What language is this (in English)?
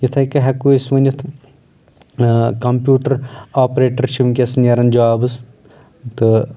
Kashmiri